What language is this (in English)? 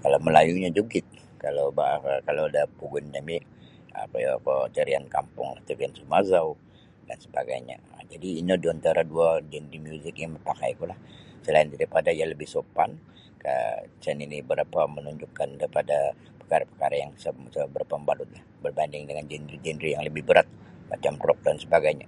Sabah Bisaya